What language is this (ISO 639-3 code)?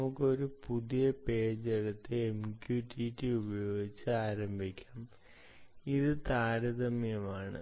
mal